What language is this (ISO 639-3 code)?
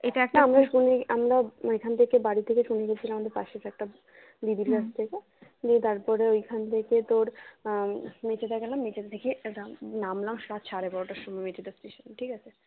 ben